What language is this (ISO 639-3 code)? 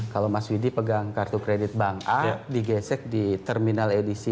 ind